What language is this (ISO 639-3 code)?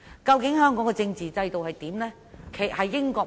yue